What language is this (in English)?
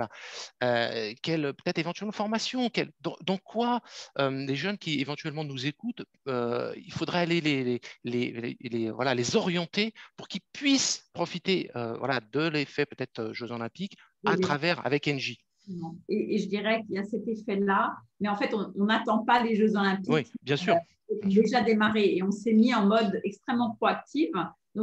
French